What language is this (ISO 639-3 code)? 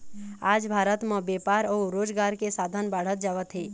hne